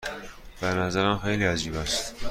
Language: Persian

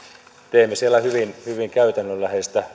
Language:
Finnish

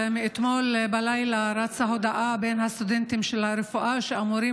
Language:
Hebrew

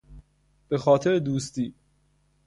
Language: Persian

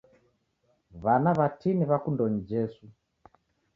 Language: Taita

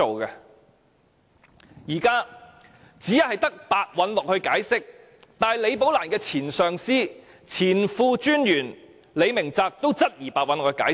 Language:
Cantonese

